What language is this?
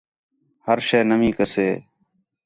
Khetrani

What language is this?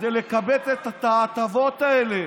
Hebrew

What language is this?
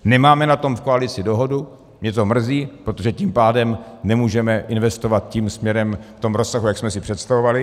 Czech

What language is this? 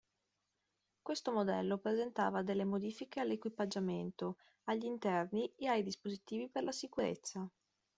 Italian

